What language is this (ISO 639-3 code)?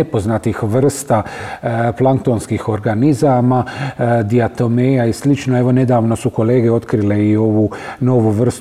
hrv